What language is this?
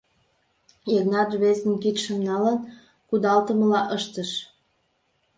Mari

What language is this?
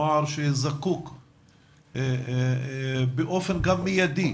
Hebrew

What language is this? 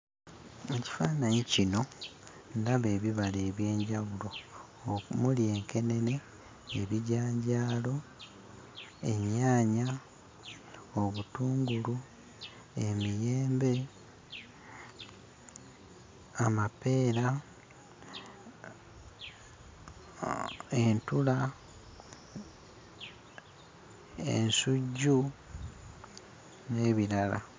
Ganda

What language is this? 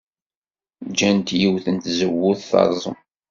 Kabyle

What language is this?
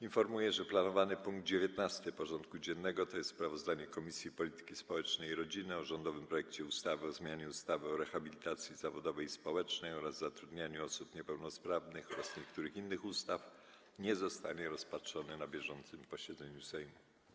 Polish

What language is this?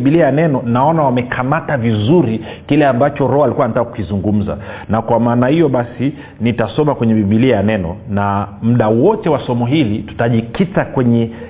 Swahili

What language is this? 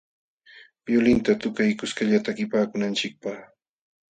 Jauja Wanca Quechua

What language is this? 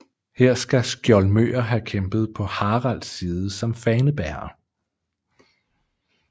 Danish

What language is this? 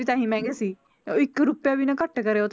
Punjabi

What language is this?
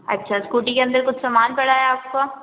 Hindi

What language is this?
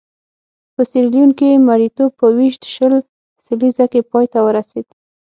Pashto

